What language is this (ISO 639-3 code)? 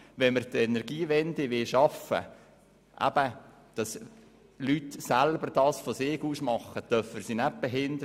gsw